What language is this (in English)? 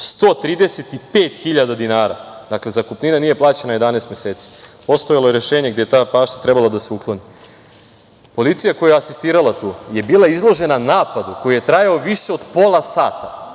Serbian